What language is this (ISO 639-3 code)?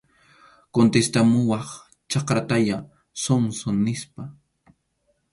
qxu